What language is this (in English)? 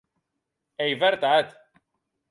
Occitan